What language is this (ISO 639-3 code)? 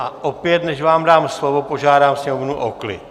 ces